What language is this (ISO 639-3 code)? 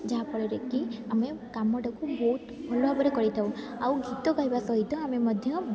ori